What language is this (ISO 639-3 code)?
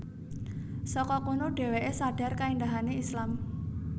jav